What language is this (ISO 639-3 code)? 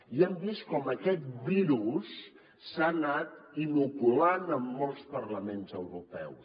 cat